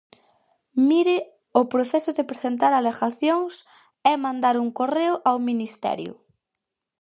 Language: Galician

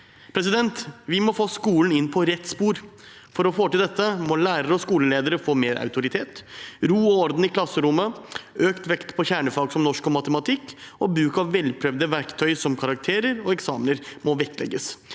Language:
Norwegian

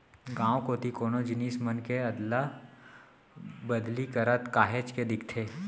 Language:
Chhattisgarhi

